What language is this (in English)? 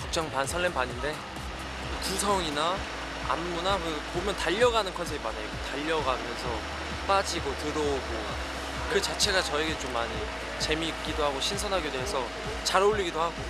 Korean